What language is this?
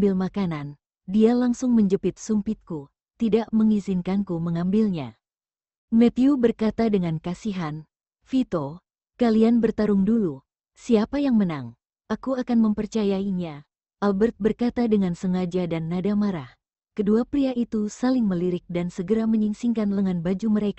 Indonesian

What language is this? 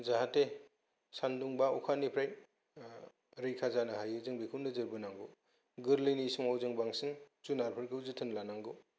Bodo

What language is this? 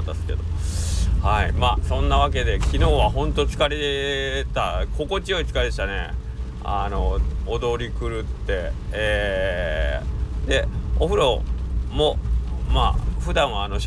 Japanese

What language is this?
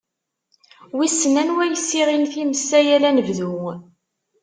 Kabyle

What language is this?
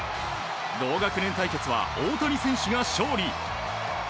Japanese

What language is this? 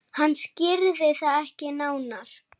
Icelandic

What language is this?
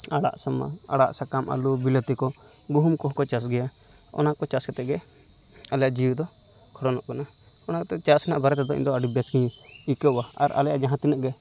Santali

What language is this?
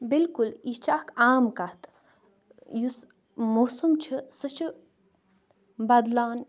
Kashmiri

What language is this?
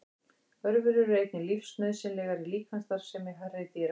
Icelandic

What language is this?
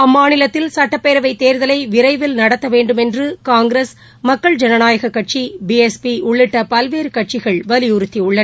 Tamil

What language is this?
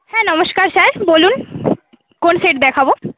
Bangla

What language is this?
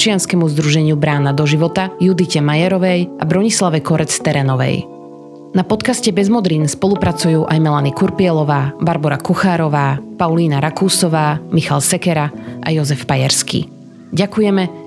Slovak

